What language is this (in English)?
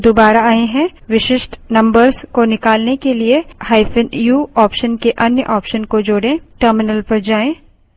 Hindi